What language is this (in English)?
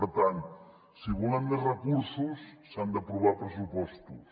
Catalan